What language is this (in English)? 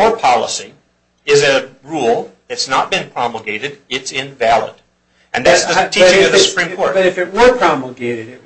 English